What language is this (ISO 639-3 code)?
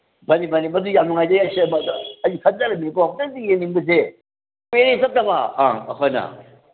mni